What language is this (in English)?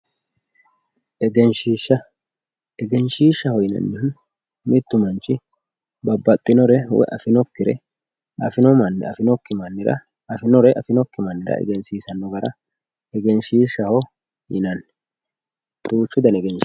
Sidamo